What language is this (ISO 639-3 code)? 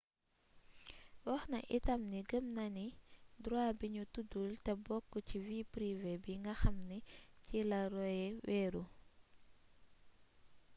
wol